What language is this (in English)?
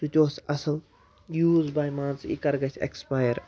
Kashmiri